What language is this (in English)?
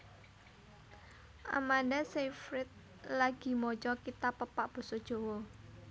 Javanese